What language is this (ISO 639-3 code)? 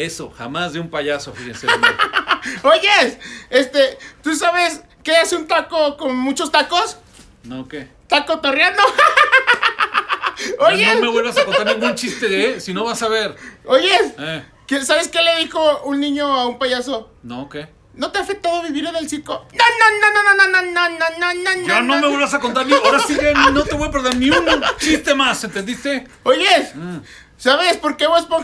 spa